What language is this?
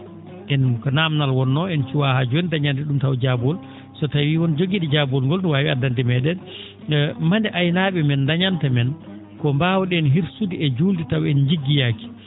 Fula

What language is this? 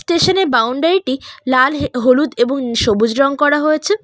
Bangla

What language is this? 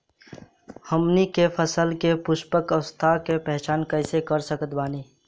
Bhojpuri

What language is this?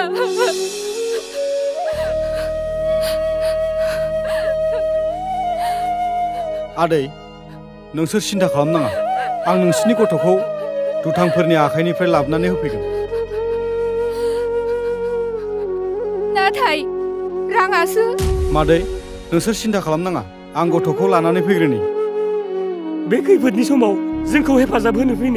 Korean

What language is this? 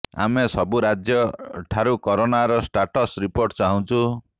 Odia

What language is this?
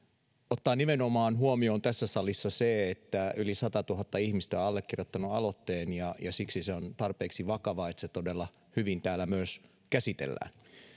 Finnish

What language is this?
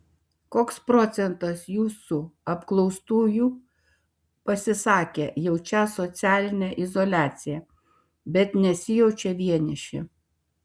Lithuanian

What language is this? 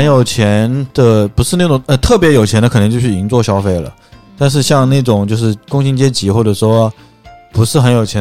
Chinese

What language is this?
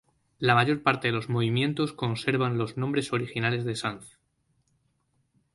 Spanish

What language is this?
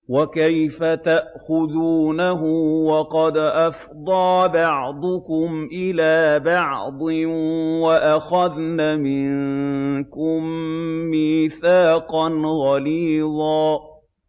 Arabic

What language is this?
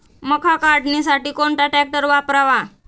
Marathi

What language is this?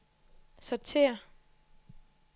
Danish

